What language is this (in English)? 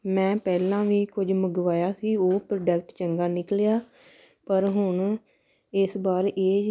Punjabi